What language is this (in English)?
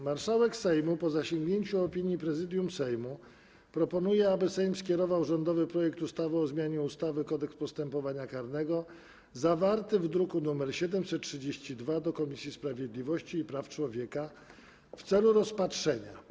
Polish